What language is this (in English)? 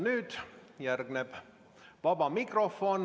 Estonian